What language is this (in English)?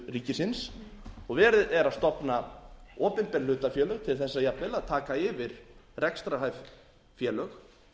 Icelandic